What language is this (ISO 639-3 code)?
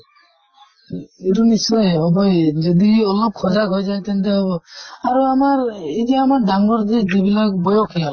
asm